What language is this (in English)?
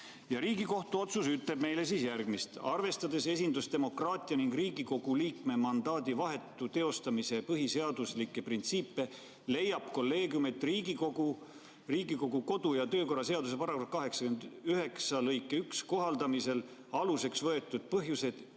Estonian